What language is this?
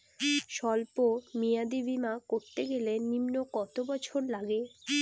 Bangla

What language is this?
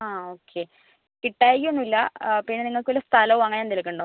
Malayalam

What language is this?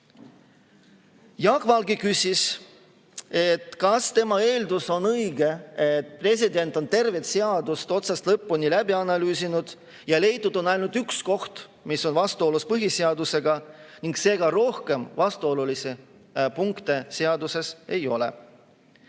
Estonian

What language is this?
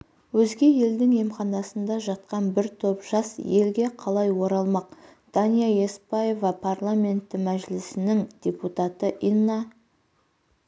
Kazakh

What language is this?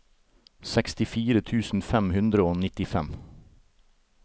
Norwegian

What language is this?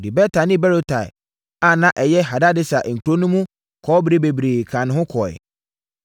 Akan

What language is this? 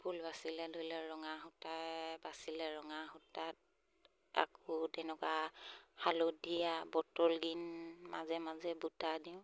Assamese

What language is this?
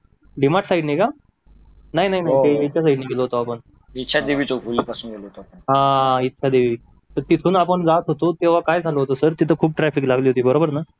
Marathi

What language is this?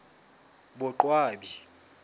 Southern Sotho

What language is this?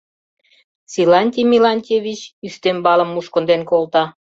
Mari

